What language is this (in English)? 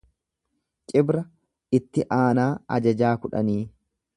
Oromo